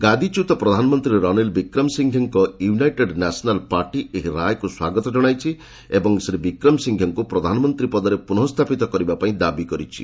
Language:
Odia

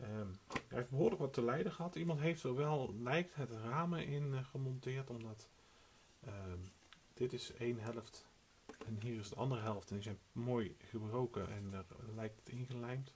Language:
Dutch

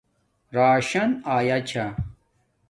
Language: Domaaki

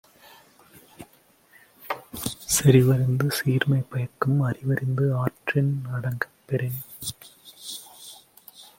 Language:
Tamil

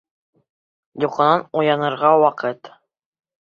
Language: Bashkir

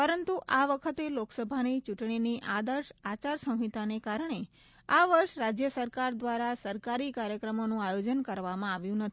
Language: Gujarati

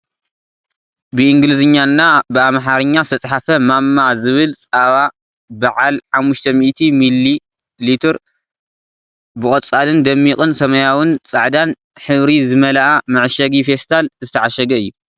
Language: Tigrinya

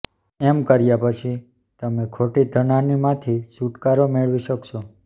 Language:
Gujarati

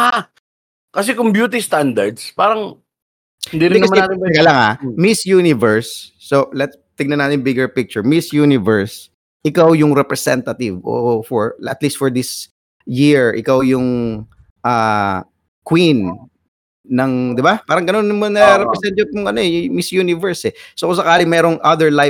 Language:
Filipino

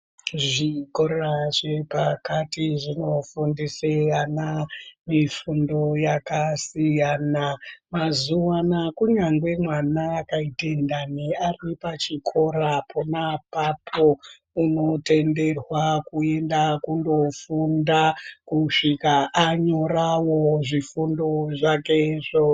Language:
Ndau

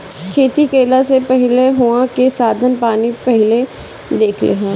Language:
Bhojpuri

